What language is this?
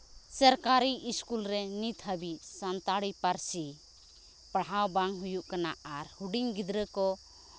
Santali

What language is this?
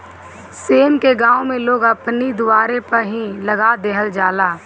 Bhojpuri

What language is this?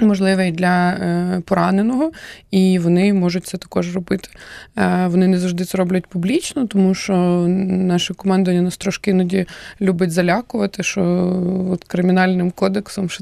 Ukrainian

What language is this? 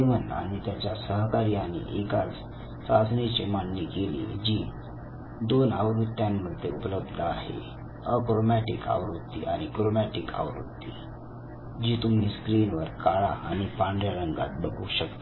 Marathi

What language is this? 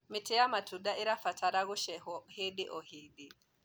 Kikuyu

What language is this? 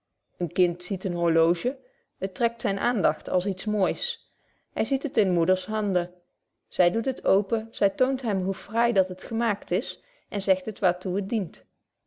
Dutch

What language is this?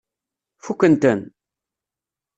Kabyle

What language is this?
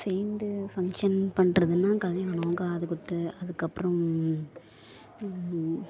Tamil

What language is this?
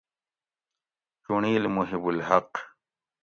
Gawri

